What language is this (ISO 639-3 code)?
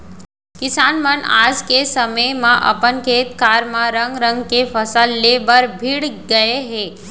hne